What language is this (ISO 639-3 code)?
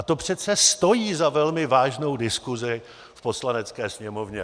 ces